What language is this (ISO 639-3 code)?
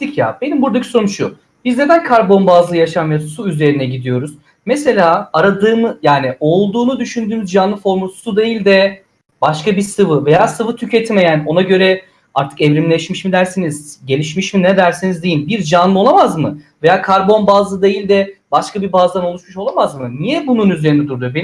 tur